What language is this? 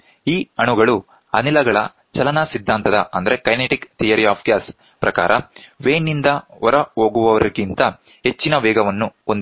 Kannada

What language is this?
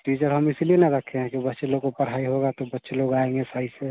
Hindi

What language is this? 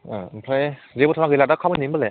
Bodo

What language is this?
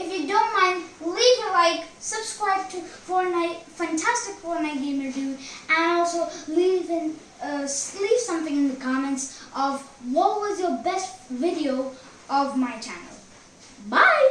English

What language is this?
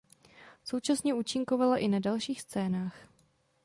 Czech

